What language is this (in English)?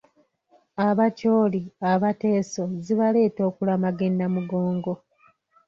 Ganda